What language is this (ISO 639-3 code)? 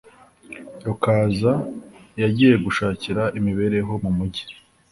kin